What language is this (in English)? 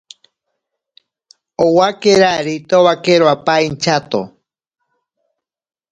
Ashéninka Perené